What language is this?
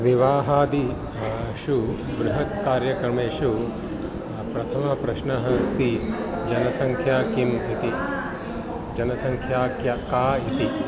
Sanskrit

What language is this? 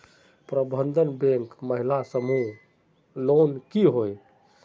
Magahi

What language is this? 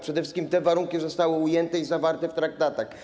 Polish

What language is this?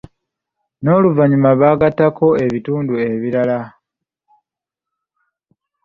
Ganda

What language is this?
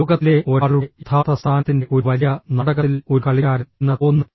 Malayalam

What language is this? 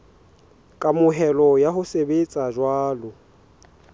Southern Sotho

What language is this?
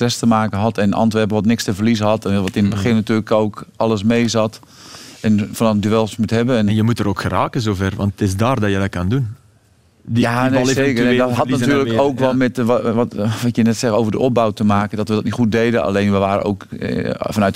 Dutch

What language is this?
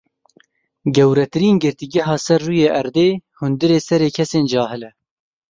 Kurdish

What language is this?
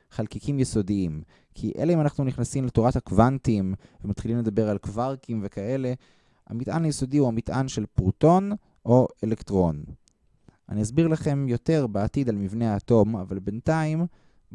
Hebrew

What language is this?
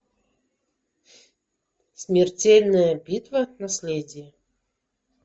Russian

